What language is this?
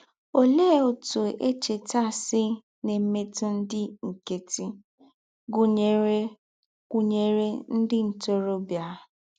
Igbo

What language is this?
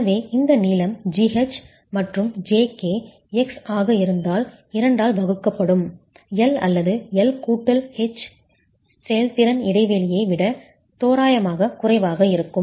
Tamil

